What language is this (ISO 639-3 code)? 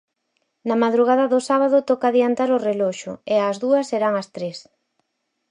glg